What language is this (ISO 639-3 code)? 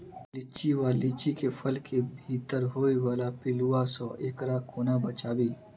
mai